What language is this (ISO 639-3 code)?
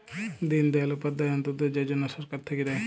ben